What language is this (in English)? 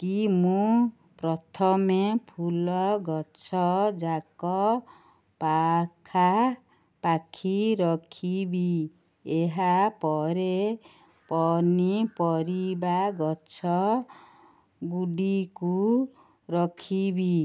Odia